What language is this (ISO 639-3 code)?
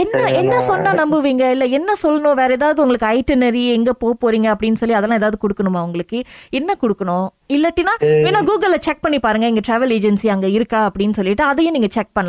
tam